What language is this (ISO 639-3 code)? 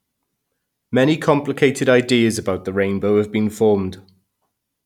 eng